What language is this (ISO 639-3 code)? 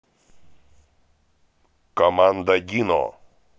rus